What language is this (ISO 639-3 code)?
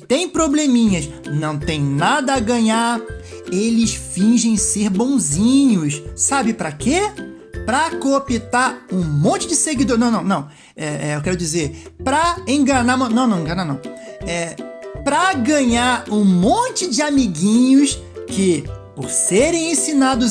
por